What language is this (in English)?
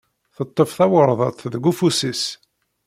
Kabyle